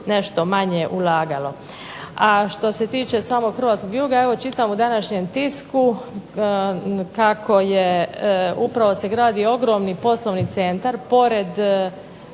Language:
Croatian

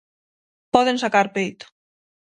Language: Galician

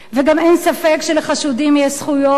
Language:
Hebrew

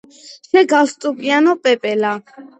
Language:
Georgian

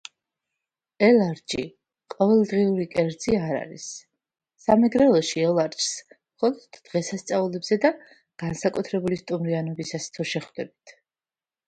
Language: Georgian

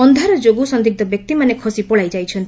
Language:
Odia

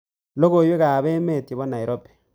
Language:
Kalenjin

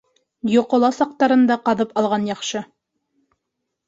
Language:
Bashkir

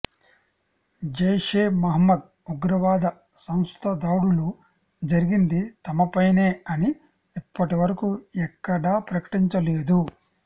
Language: Telugu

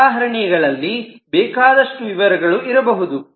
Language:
Kannada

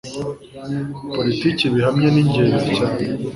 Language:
Kinyarwanda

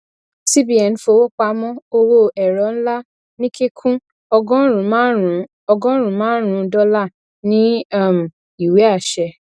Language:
Yoruba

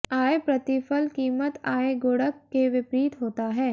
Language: Hindi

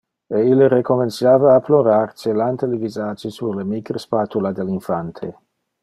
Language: Interlingua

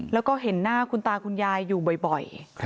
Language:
Thai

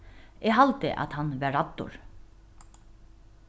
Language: Faroese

